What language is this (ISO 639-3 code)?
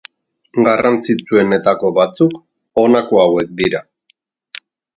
eus